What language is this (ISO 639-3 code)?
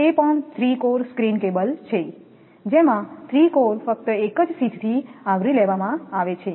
guj